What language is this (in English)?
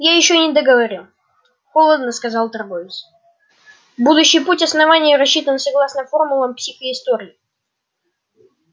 Russian